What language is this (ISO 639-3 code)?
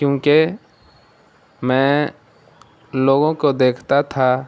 urd